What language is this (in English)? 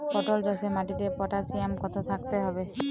Bangla